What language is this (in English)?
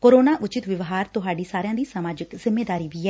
Punjabi